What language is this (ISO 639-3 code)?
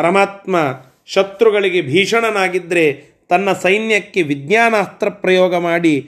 kan